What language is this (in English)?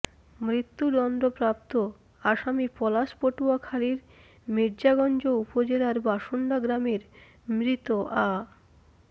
Bangla